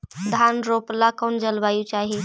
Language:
Magahi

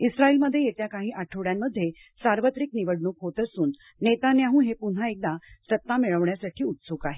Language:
Marathi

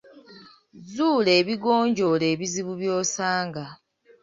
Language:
Ganda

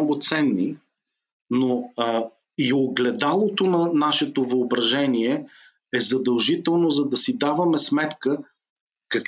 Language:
Bulgarian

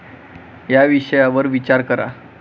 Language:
Marathi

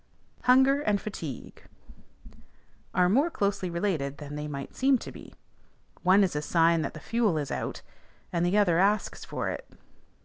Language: English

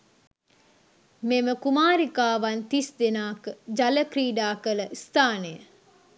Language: Sinhala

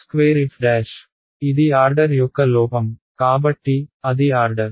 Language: Telugu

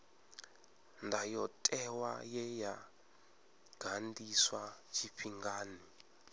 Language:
Venda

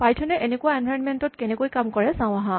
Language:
Assamese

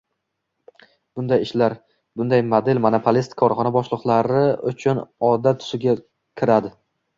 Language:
Uzbek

